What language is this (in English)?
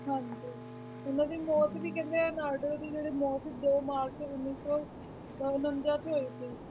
Punjabi